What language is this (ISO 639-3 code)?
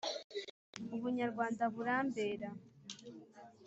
kin